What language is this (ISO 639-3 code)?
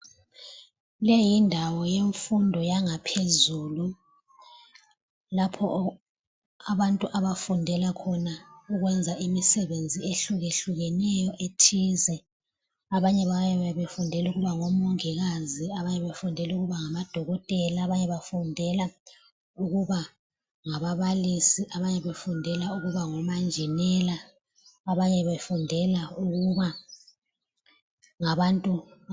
nde